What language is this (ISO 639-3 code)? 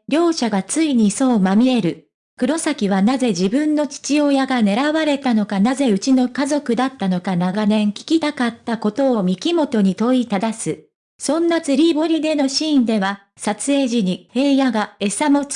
jpn